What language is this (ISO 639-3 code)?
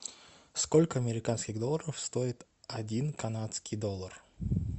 rus